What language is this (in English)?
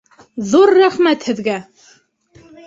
Bashkir